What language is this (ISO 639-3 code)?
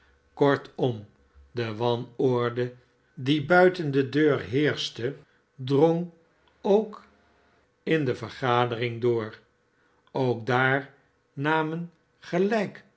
nld